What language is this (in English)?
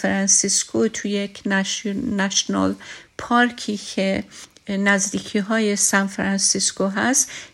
Persian